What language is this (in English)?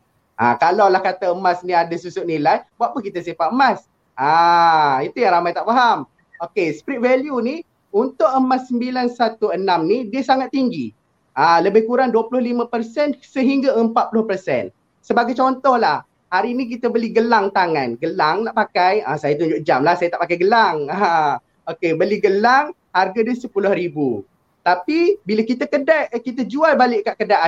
Malay